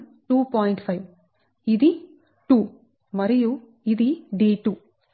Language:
Telugu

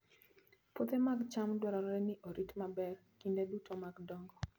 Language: Luo (Kenya and Tanzania)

